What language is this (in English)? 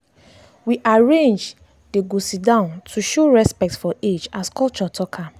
Nigerian Pidgin